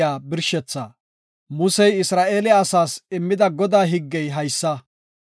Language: Gofa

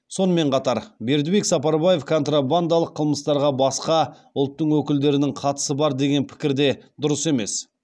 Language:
Kazakh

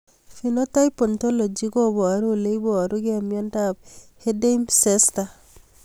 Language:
Kalenjin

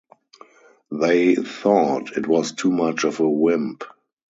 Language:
English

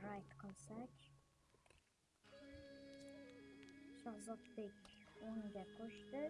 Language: Uzbek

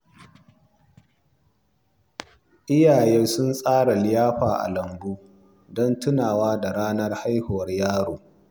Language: Hausa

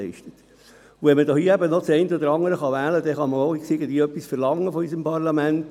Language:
Swiss German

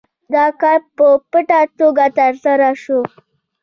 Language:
Pashto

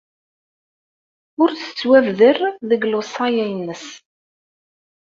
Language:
Kabyle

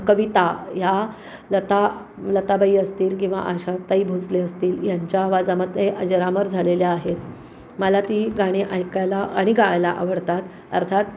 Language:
Marathi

